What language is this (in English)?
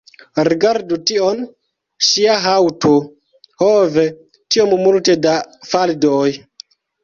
Esperanto